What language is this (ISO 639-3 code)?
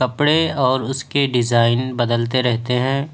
urd